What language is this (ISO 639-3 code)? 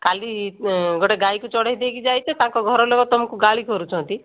ori